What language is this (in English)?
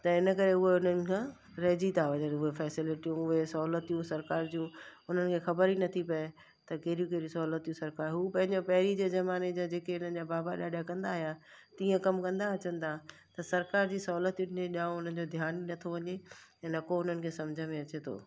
Sindhi